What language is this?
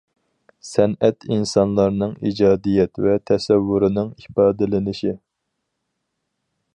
Uyghur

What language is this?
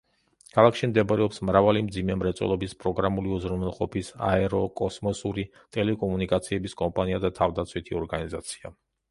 Georgian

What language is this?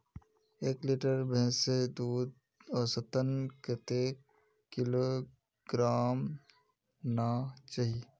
Magahi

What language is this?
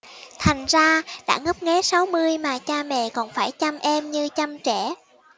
Vietnamese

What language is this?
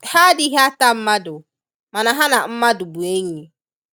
Igbo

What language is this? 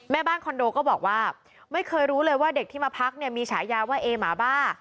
Thai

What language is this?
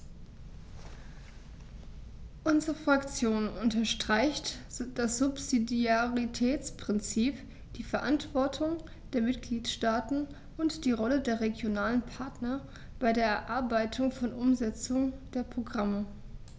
German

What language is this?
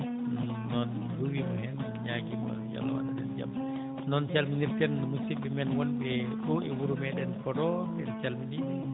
Fula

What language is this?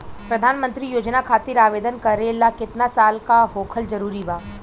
Bhojpuri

